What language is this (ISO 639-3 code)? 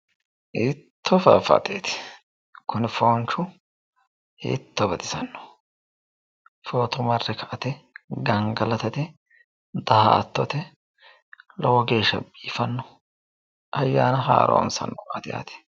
sid